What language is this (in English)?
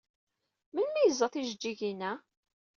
Kabyle